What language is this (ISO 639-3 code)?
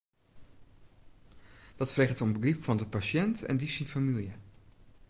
fry